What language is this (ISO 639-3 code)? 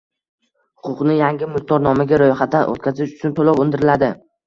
uzb